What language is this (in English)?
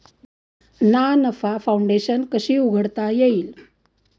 Marathi